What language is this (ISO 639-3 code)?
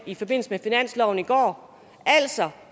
dan